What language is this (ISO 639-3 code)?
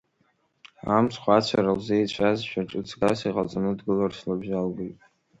abk